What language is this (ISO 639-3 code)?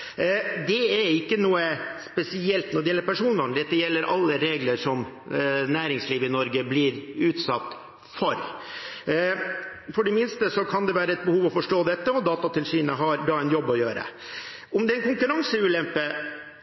nob